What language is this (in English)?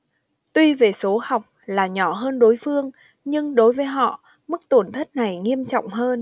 Vietnamese